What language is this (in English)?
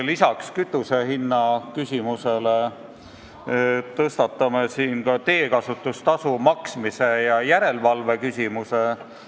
Estonian